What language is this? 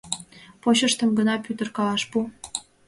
Mari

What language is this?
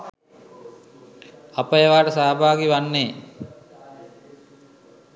Sinhala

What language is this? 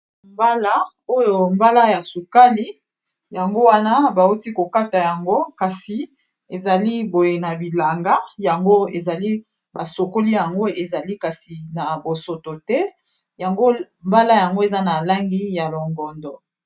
Lingala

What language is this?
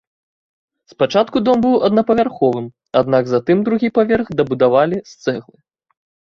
Belarusian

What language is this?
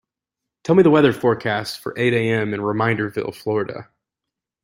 English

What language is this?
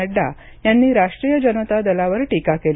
Marathi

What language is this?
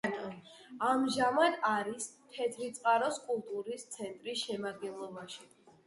Georgian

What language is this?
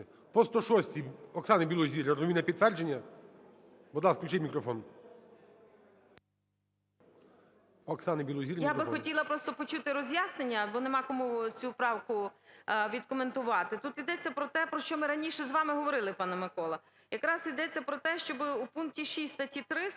Ukrainian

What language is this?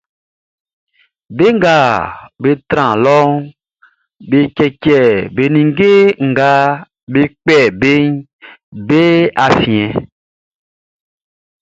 Baoulé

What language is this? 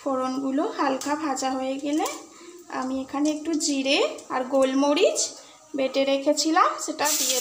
Hindi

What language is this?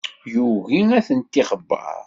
Kabyle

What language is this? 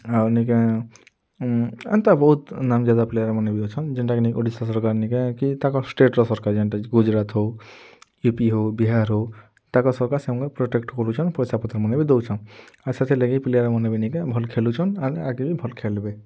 Odia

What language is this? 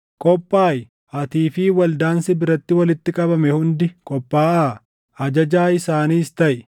Oromo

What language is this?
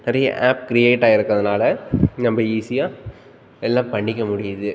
Tamil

